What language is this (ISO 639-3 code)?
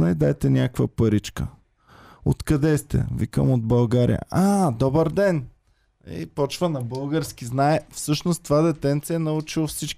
bul